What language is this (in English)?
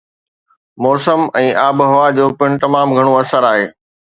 Sindhi